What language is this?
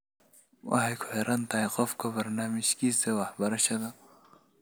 Somali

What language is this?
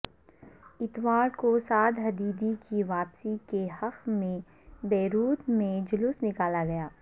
Urdu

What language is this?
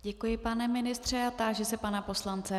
Czech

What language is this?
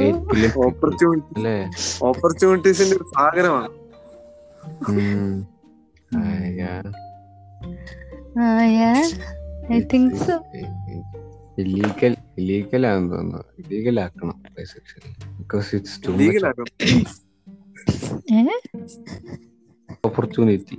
Malayalam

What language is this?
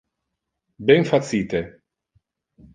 Interlingua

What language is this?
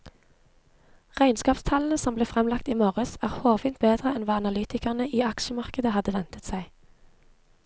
Norwegian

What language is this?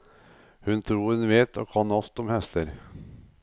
Norwegian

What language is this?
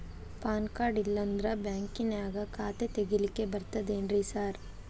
Kannada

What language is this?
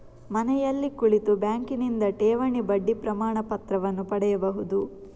Kannada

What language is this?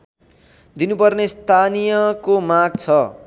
Nepali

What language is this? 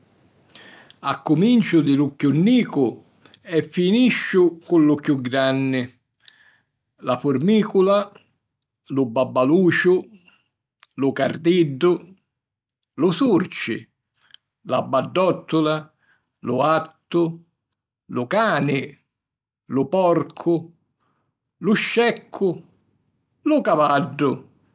Sicilian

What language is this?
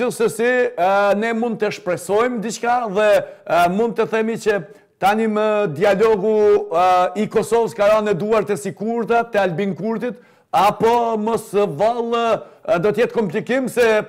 Romanian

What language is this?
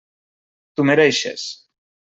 Catalan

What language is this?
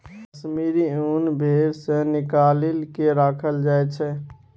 Maithili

